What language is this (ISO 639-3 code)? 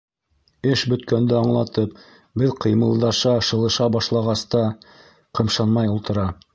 bak